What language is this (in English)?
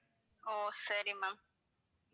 Tamil